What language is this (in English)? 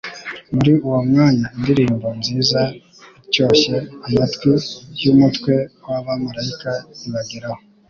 Kinyarwanda